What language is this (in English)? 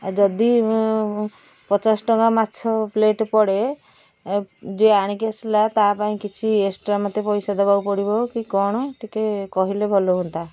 Odia